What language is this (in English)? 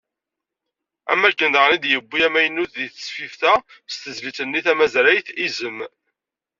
Kabyle